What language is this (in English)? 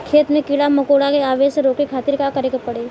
Bhojpuri